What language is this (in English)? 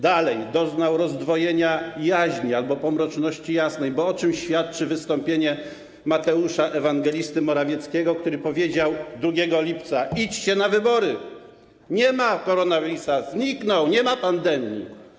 Polish